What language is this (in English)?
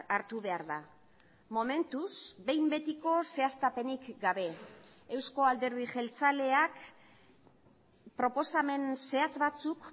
Basque